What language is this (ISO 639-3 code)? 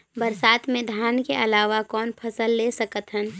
hne